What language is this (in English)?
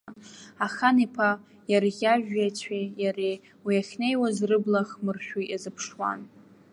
Abkhazian